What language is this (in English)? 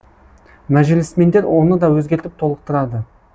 Kazakh